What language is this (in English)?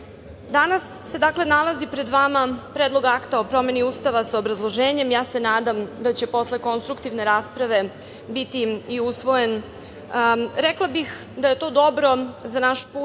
Serbian